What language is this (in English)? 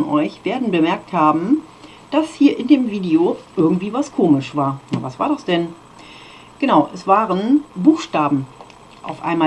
German